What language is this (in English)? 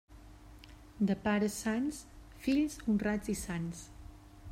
Catalan